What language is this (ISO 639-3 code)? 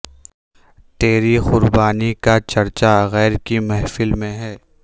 urd